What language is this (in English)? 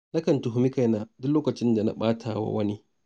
Hausa